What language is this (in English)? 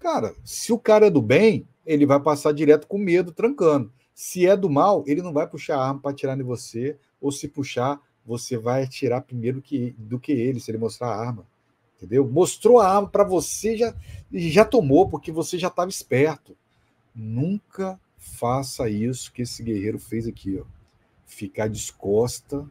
Portuguese